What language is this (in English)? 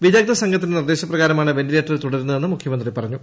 Malayalam